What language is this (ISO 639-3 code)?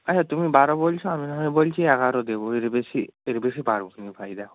ben